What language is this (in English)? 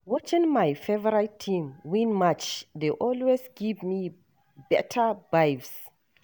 Nigerian Pidgin